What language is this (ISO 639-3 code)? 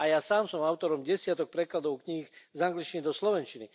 slk